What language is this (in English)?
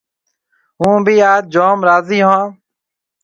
Marwari (Pakistan)